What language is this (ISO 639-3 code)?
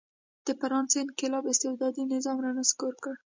pus